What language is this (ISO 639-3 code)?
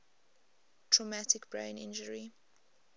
eng